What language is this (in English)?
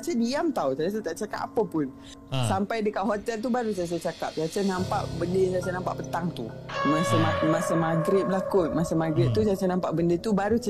Malay